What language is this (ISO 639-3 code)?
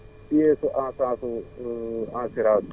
wol